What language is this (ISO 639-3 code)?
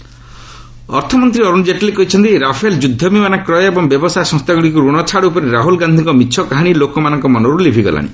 ori